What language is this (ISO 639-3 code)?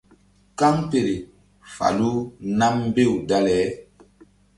mdd